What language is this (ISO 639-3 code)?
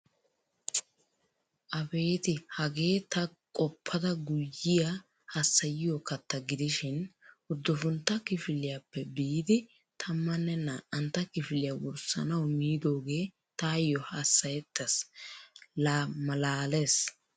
wal